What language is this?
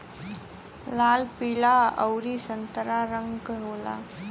Bhojpuri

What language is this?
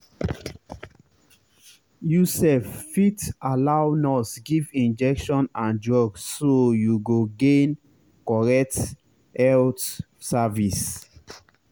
Nigerian Pidgin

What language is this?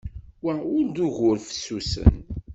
Kabyle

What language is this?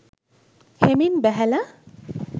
Sinhala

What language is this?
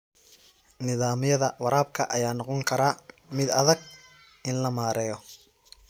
Somali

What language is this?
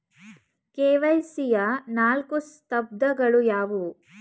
Kannada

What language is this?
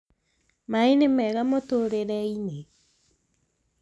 Kikuyu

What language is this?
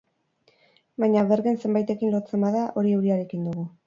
Basque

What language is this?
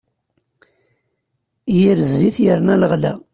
Kabyle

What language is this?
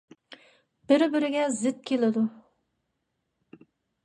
Uyghur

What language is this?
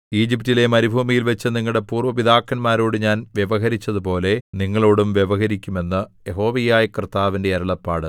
Malayalam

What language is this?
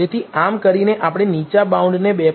Gujarati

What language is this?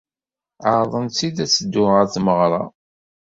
Kabyle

